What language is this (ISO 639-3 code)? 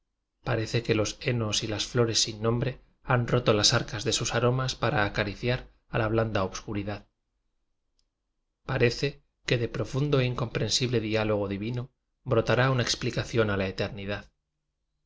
spa